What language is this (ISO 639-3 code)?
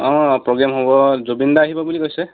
asm